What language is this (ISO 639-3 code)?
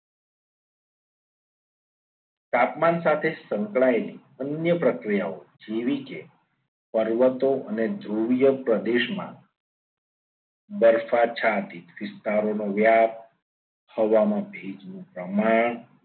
guj